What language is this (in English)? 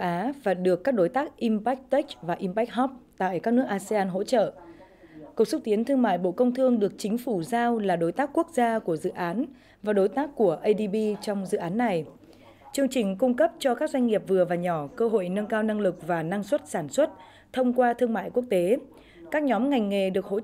Vietnamese